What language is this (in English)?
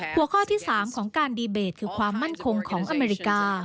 Thai